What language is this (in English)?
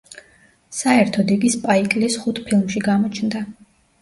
Georgian